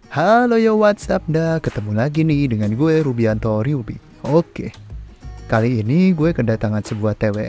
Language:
Indonesian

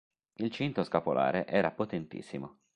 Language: Italian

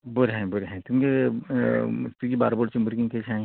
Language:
Konkani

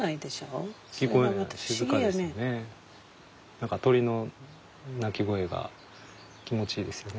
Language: Japanese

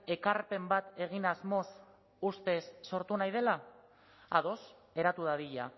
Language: Basque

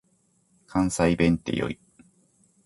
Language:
Japanese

